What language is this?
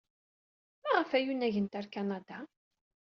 Kabyle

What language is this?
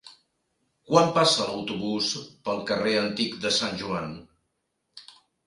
Catalan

